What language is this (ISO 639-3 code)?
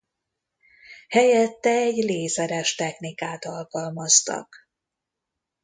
hun